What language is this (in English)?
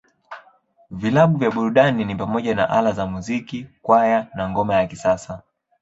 Swahili